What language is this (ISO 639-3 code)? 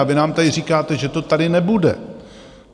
ces